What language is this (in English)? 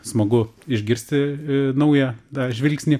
Lithuanian